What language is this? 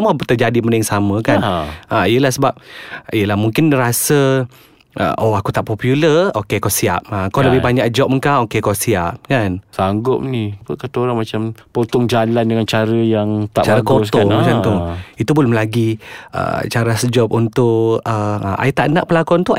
Malay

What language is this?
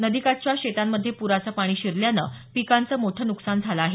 Marathi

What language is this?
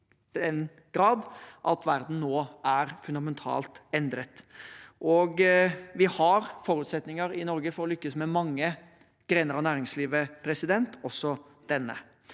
Norwegian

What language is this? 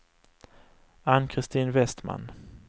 Swedish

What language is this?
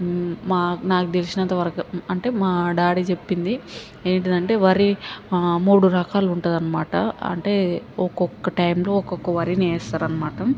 Telugu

